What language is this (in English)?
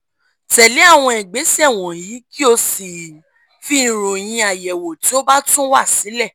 Yoruba